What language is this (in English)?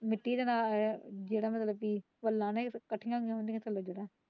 Punjabi